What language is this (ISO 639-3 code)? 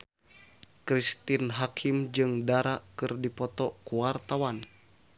sun